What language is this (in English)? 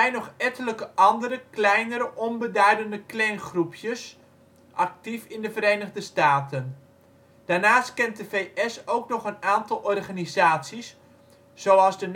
Dutch